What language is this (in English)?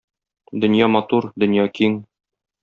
Tatar